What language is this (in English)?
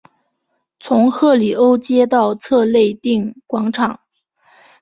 Chinese